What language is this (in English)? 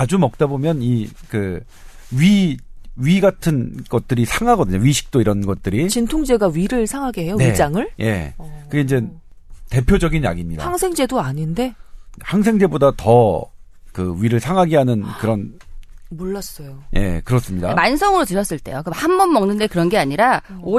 Korean